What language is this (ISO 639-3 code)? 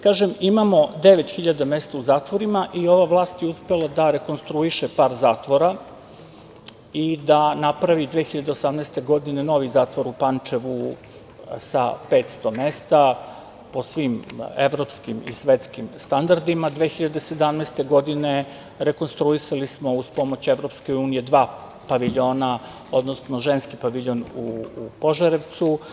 srp